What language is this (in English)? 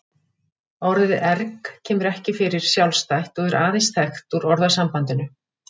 Icelandic